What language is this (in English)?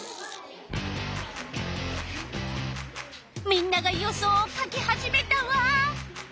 Japanese